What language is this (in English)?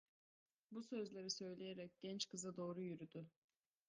Turkish